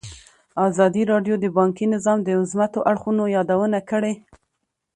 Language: Pashto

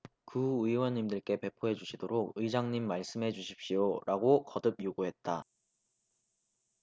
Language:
Korean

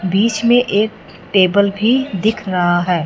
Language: Hindi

